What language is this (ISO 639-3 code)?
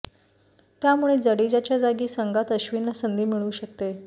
mar